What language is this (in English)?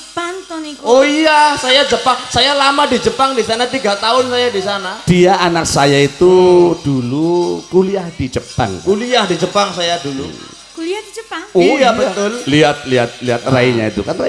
Indonesian